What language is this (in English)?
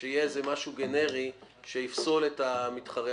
Hebrew